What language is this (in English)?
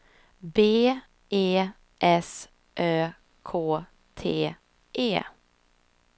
Swedish